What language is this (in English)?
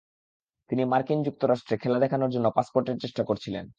Bangla